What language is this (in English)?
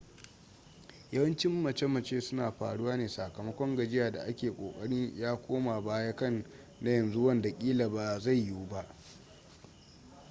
Hausa